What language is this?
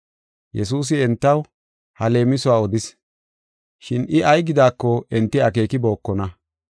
Gofa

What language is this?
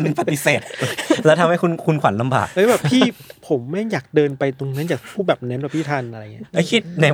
Thai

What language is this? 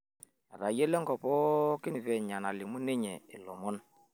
Masai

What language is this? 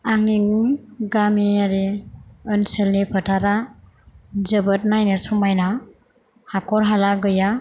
Bodo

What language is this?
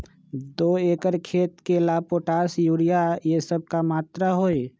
Magahi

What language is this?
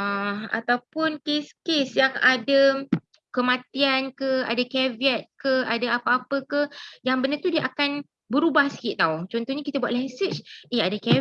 Malay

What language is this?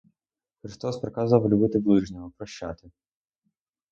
Ukrainian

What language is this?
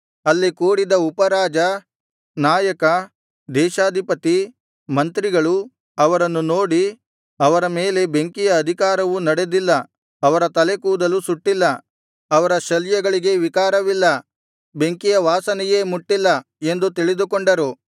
Kannada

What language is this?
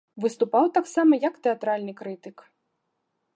Belarusian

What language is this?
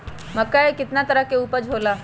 Magahi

